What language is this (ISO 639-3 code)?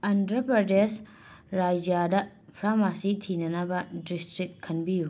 mni